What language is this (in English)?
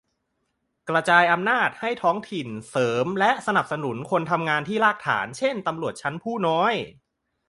Thai